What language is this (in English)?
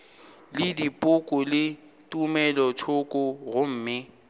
Northern Sotho